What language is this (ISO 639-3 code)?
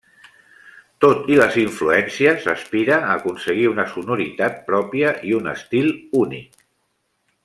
cat